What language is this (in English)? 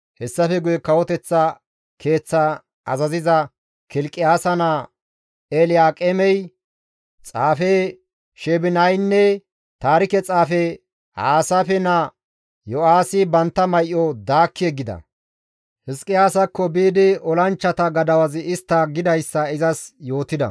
Gamo